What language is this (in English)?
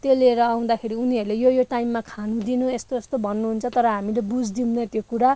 Nepali